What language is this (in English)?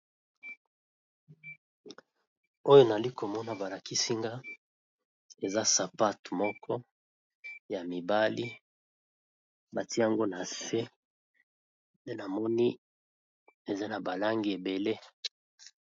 Lingala